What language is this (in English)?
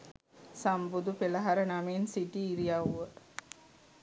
Sinhala